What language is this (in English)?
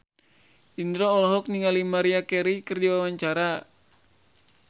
Sundanese